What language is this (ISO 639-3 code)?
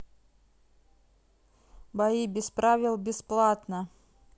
rus